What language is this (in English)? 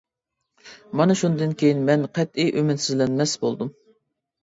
Uyghur